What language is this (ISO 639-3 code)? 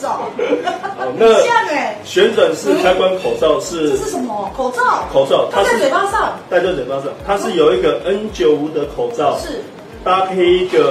zho